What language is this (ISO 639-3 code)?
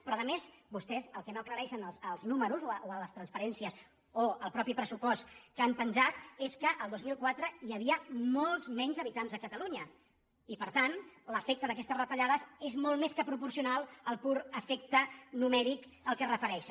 cat